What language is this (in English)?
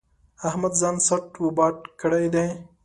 Pashto